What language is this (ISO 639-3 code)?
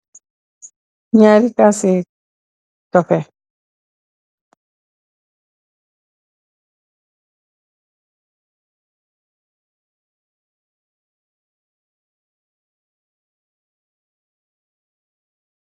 wol